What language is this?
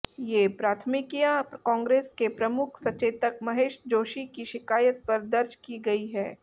Hindi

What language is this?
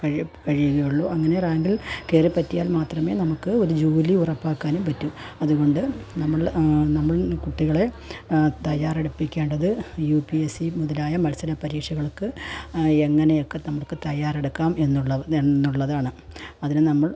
Malayalam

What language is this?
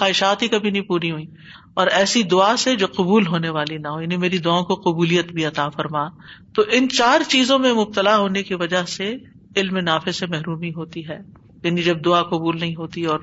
Urdu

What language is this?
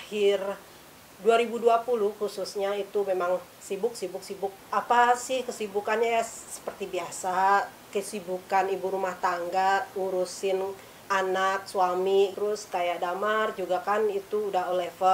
Indonesian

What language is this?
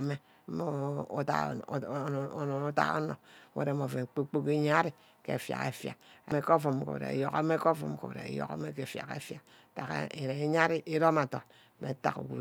Ubaghara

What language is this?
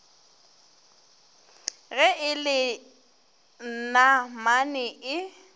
Northern Sotho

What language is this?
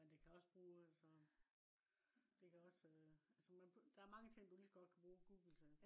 Danish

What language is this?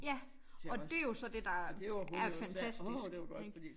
Danish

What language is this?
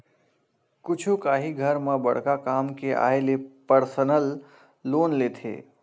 Chhattisgarhi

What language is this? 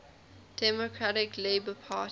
English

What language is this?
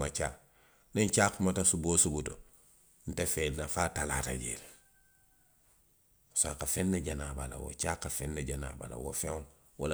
Western Maninkakan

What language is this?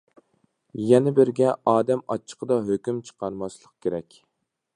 Uyghur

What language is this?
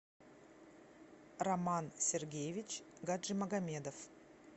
Russian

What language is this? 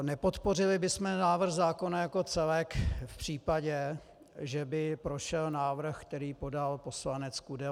Czech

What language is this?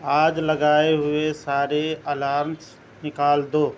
Urdu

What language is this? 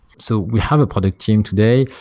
English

